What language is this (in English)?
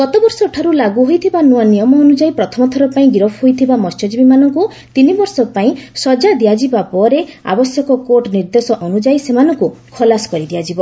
Odia